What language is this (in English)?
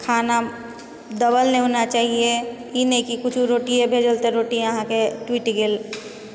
Maithili